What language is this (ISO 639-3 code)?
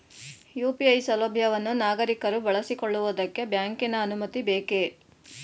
kan